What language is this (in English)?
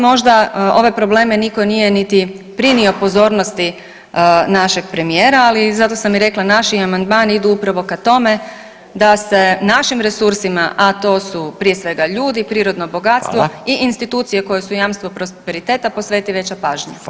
Croatian